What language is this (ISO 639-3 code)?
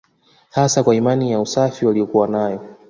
swa